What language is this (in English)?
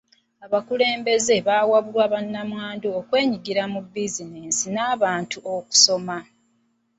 Ganda